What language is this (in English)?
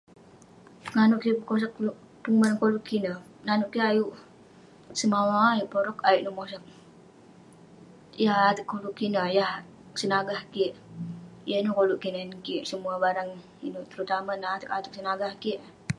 Western Penan